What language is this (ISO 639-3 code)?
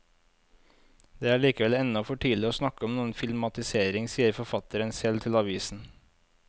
nor